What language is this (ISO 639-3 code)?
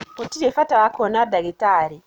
kik